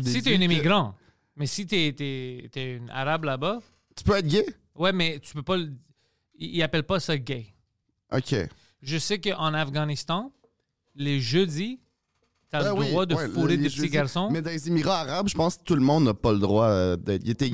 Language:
French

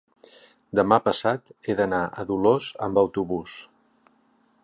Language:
Catalan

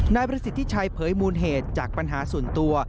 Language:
Thai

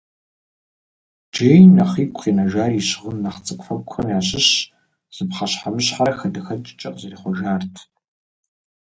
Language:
Kabardian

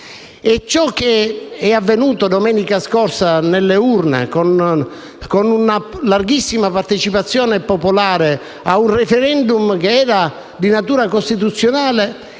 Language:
Italian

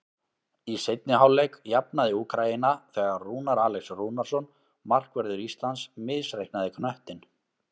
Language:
Icelandic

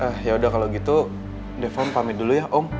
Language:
Indonesian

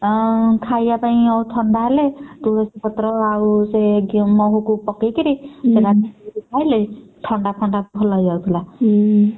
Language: Odia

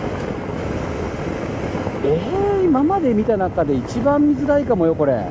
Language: Japanese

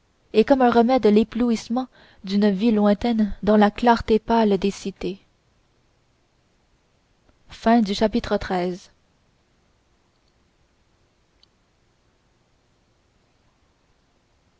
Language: French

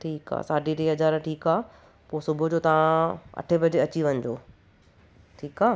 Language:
Sindhi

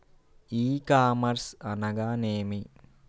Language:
Telugu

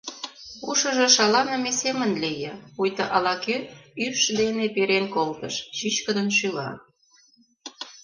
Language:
Mari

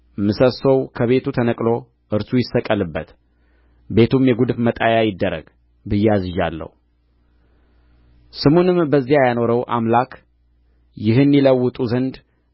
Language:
Amharic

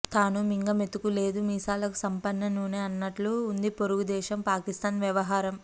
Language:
Telugu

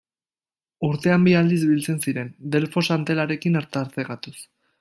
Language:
Basque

